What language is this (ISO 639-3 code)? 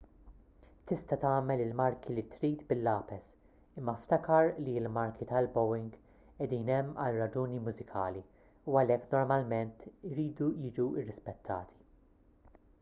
mlt